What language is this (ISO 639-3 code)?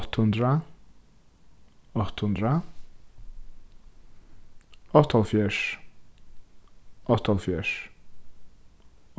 fao